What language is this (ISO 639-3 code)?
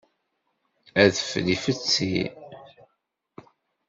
kab